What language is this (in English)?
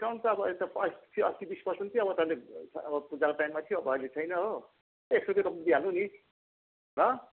Nepali